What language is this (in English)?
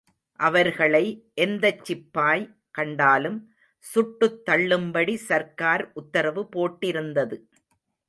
Tamil